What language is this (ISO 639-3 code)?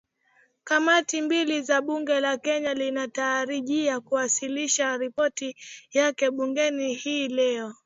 swa